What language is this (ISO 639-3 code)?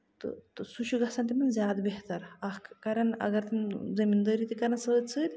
kas